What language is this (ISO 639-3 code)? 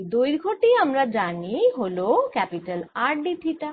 ben